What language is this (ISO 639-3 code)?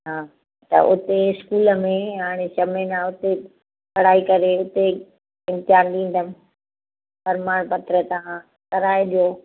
snd